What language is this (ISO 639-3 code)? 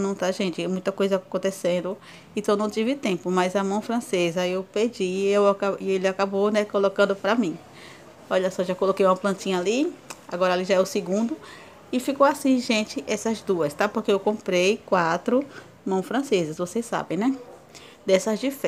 por